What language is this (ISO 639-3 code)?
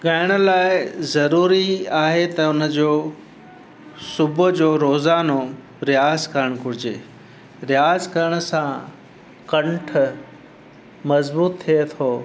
snd